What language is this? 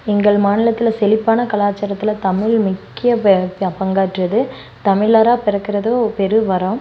Tamil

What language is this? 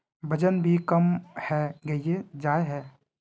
Magahi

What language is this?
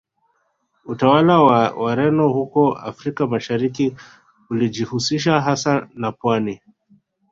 Swahili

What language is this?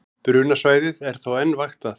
Icelandic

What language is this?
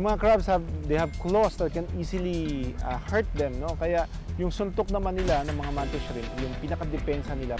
Filipino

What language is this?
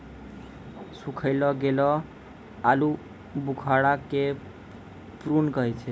Maithili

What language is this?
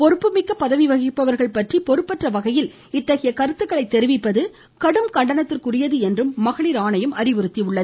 Tamil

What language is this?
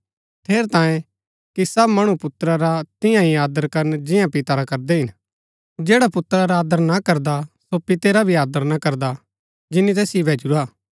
Gaddi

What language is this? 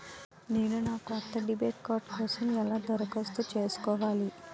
Telugu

